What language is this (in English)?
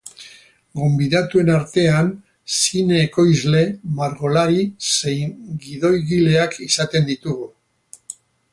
Basque